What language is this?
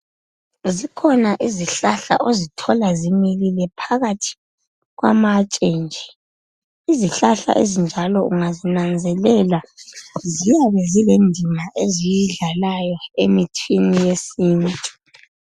North Ndebele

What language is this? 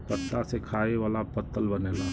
Bhojpuri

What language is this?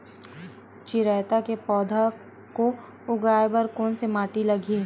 Chhattisgarhi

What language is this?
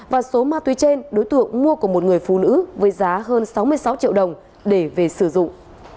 Vietnamese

